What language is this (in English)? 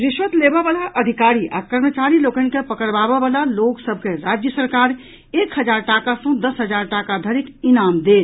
Maithili